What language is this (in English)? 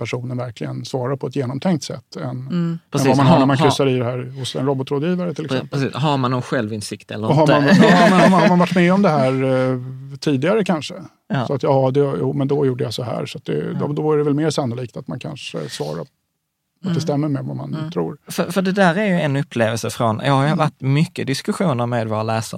Swedish